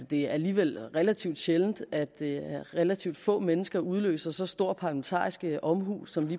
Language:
Danish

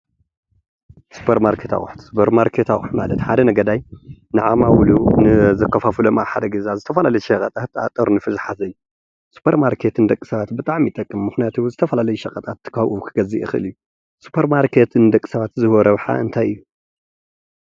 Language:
Tigrinya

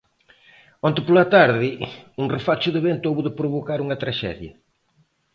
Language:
Galician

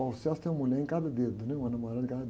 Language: Portuguese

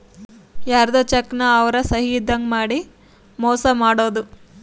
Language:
Kannada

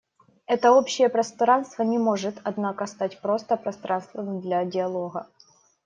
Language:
Russian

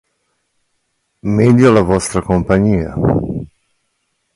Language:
Italian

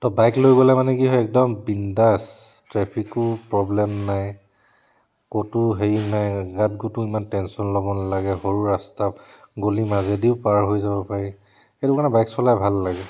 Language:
Assamese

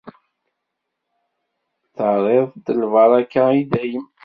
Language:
Kabyle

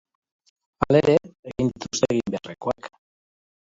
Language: Basque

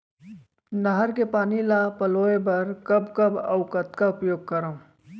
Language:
Chhattisgarhi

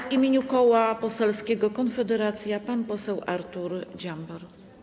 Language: Polish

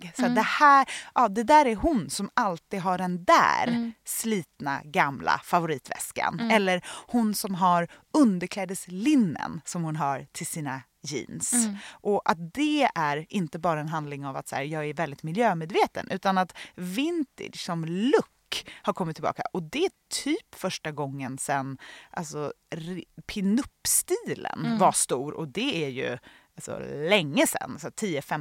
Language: Swedish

